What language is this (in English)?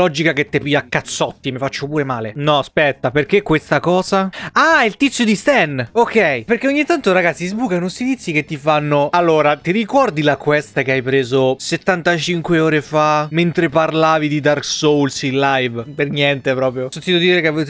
Italian